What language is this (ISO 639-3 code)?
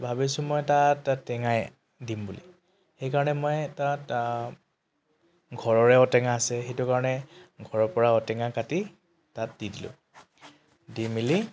asm